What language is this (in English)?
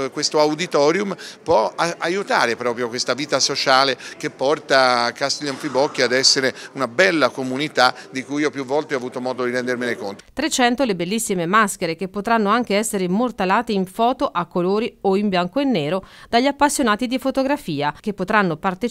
Italian